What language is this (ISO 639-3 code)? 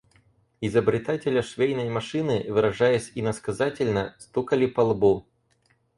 rus